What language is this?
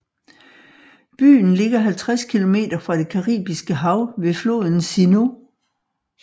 Danish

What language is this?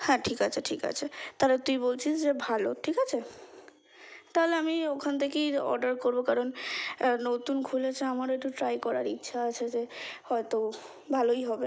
Bangla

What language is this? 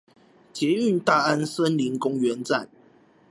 Chinese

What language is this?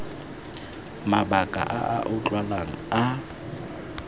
Tswana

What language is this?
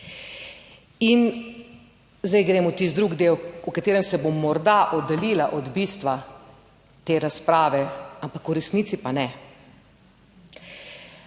Slovenian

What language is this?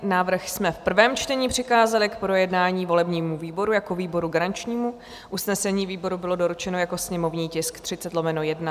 Czech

